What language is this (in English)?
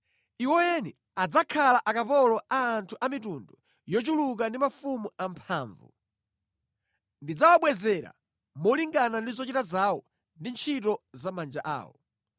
Nyanja